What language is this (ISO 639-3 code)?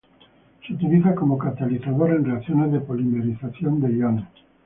spa